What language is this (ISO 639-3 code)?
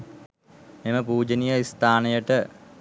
sin